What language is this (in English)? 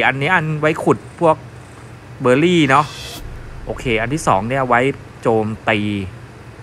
Thai